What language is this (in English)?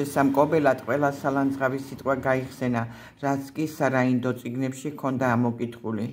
Persian